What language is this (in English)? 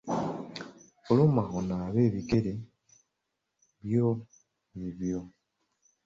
Ganda